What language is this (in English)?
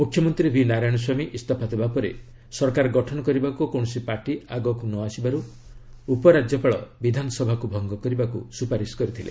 Odia